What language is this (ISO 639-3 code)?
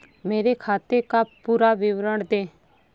hin